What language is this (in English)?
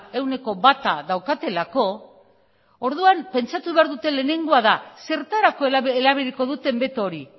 Basque